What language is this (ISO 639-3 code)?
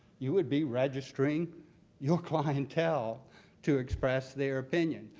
eng